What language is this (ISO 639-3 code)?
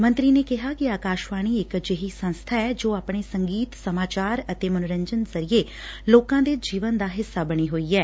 pan